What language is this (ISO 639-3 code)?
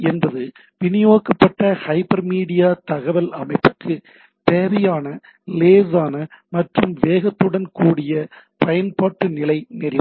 tam